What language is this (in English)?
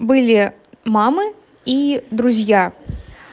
Russian